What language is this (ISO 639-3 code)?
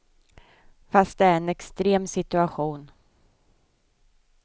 swe